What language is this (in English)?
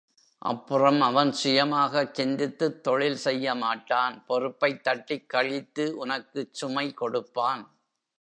Tamil